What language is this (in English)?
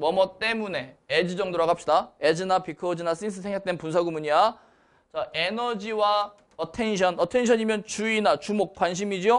Korean